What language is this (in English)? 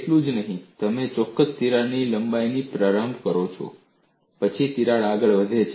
Gujarati